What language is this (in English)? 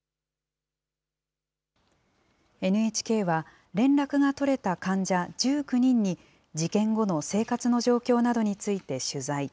Japanese